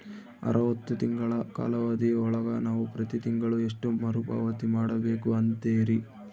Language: Kannada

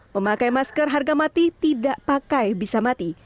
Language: Indonesian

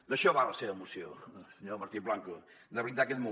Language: Catalan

